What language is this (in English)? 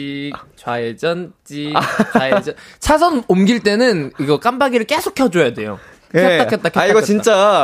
Korean